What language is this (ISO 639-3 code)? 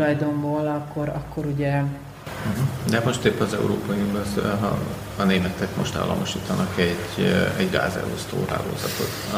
hun